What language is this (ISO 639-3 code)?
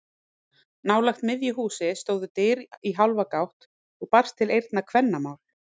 isl